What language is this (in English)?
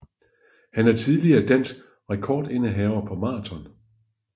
Danish